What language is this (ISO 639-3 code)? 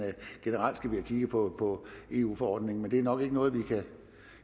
dan